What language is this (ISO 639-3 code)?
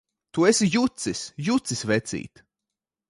lav